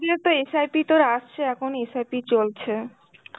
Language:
Bangla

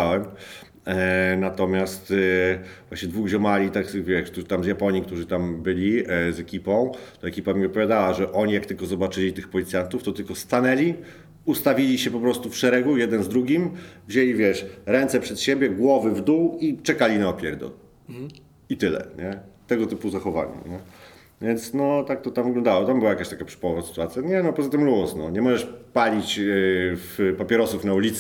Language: Polish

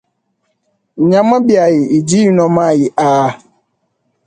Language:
Luba-Lulua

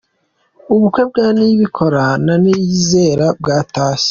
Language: Kinyarwanda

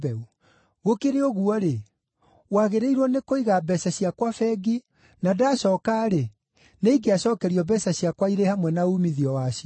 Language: Kikuyu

